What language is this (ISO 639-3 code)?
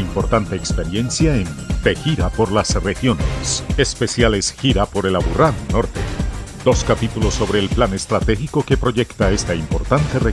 spa